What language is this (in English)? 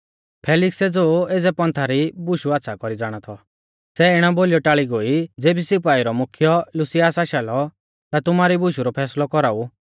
Mahasu Pahari